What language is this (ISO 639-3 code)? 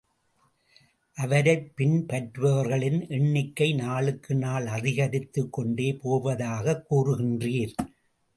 tam